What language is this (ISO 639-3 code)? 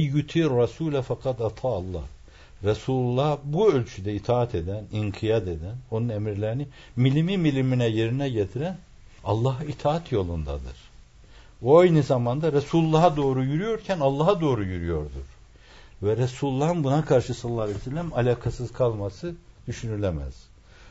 tur